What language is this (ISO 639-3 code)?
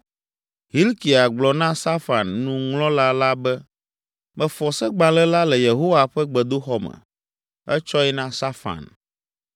ewe